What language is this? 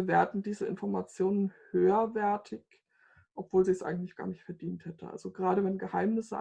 German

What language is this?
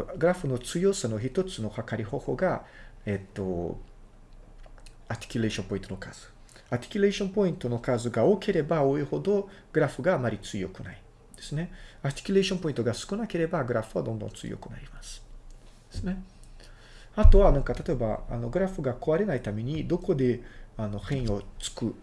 Japanese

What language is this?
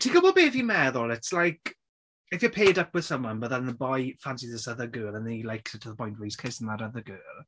Welsh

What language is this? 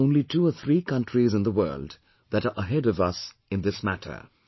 English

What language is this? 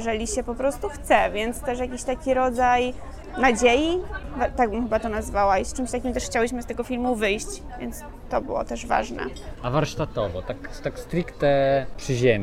Polish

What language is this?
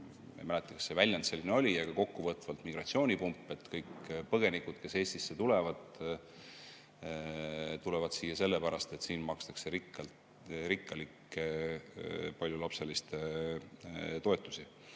Estonian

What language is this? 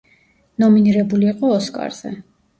Georgian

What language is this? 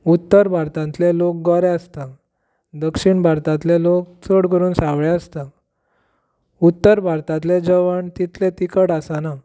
Konkani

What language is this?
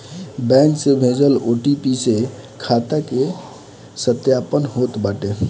Bhojpuri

